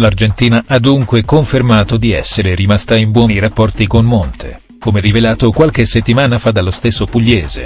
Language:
Italian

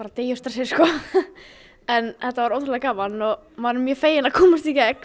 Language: Icelandic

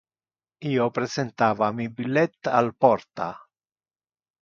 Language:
Interlingua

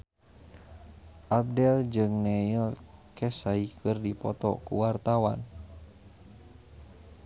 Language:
Sundanese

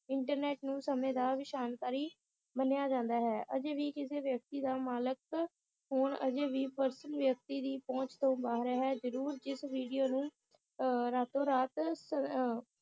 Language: Punjabi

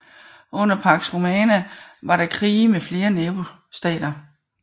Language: Danish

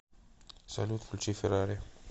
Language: Russian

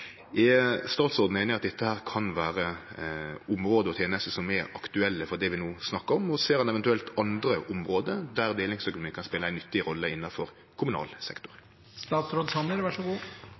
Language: Norwegian Nynorsk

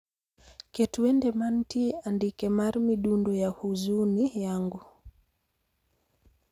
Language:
Luo (Kenya and Tanzania)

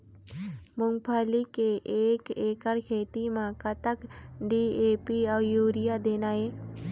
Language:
Chhattisgarhi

